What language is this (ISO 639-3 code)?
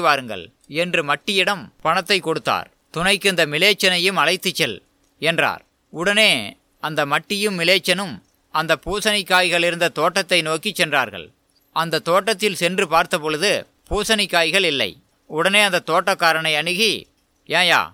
tam